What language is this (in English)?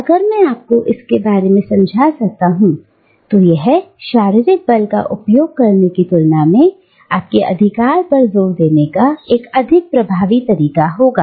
Hindi